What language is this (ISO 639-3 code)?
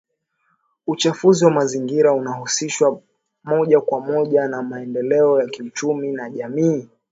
swa